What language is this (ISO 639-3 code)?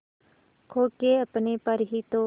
hin